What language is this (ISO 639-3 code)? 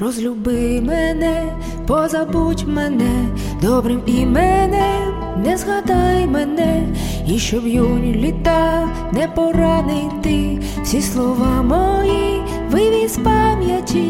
ukr